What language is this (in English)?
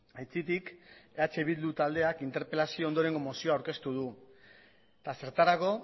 Basque